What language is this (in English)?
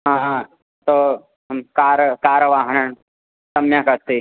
Sanskrit